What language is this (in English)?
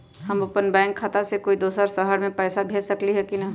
Magahi